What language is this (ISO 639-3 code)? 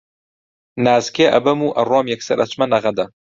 ckb